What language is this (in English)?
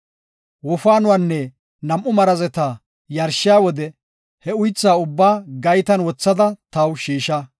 Gofa